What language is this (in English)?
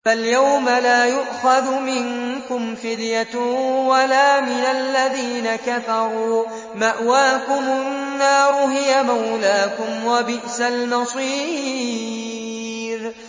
Arabic